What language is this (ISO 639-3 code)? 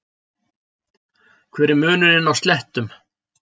isl